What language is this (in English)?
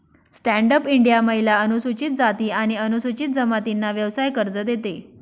Marathi